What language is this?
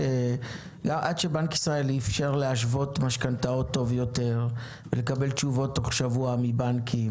Hebrew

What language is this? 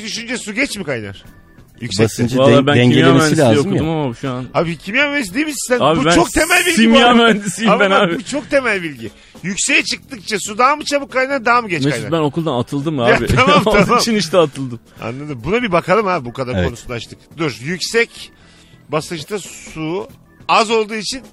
Turkish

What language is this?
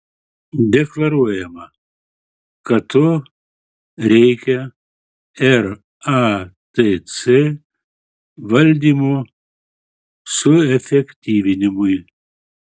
Lithuanian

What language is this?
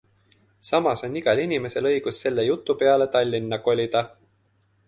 Estonian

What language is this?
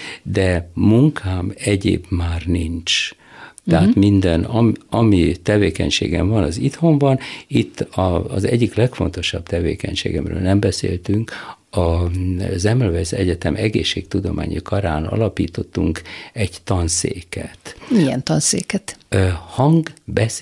Hungarian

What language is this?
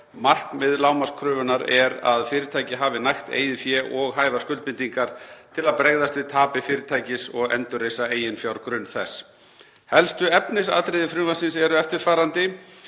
Icelandic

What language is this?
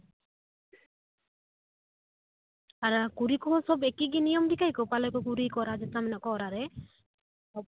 Santali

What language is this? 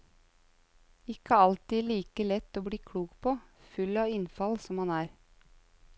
Norwegian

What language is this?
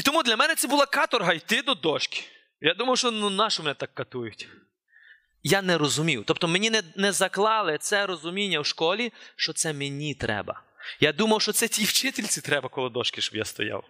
Ukrainian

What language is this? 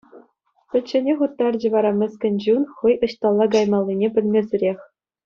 Chuvash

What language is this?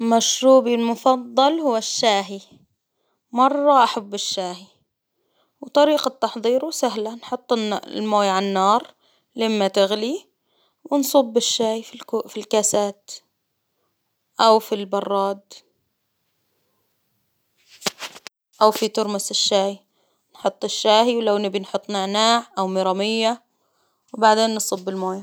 Hijazi Arabic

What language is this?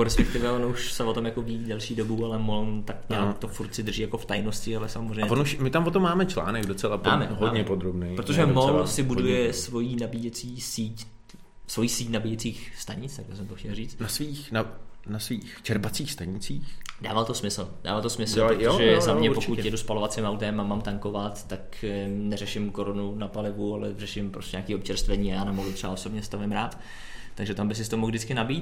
Czech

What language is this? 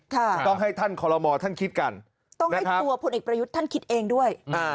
Thai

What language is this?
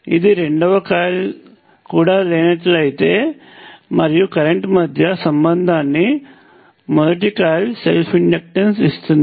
Telugu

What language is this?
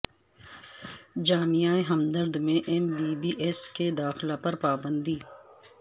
Urdu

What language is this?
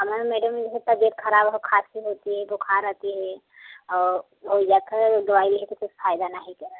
Hindi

